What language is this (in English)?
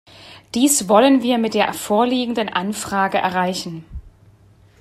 German